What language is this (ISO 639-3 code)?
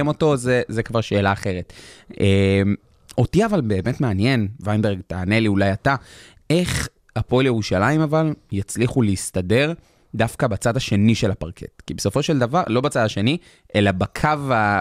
heb